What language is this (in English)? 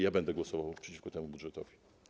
Polish